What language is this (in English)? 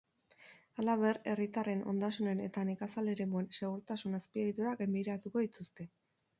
Basque